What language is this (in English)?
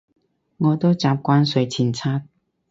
Cantonese